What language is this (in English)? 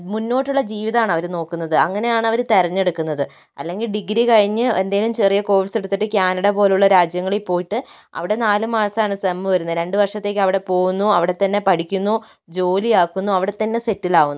Malayalam